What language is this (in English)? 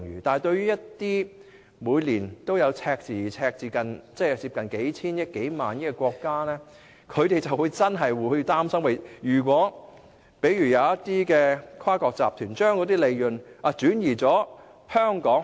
Cantonese